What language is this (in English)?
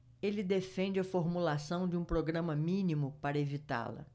Portuguese